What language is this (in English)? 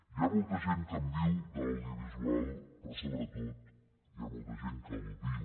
Catalan